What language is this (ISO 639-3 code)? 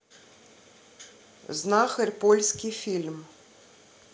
rus